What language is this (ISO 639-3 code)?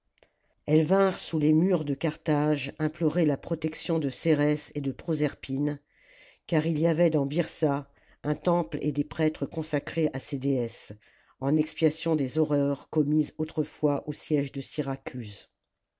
fra